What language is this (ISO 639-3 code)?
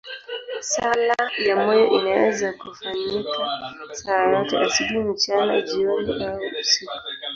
swa